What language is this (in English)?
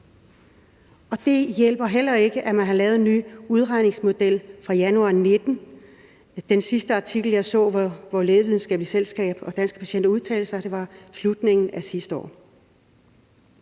Danish